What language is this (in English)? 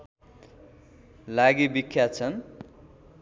Nepali